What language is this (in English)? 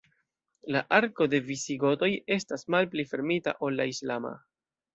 Esperanto